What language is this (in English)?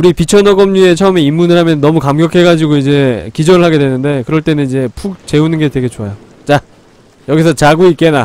Korean